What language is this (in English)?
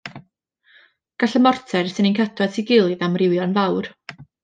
Welsh